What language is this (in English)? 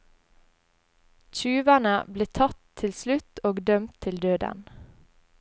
Norwegian